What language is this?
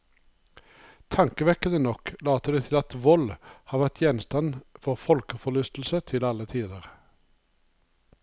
Norwegian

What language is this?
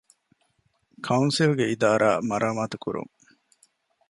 Divehi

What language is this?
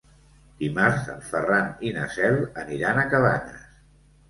Catalan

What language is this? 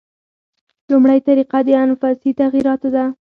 Pashto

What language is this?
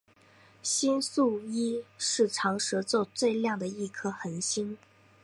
Chinese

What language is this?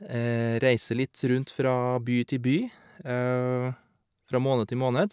Norwegian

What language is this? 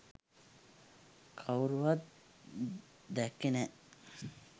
Sinhala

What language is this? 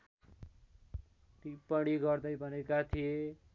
Nepali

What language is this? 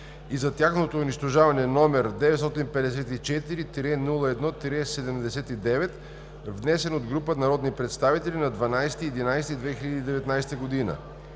Bulgarian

